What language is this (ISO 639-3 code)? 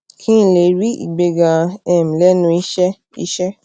yor